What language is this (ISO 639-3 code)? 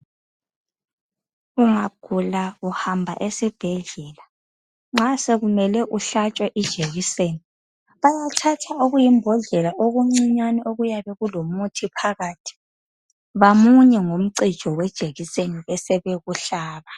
nde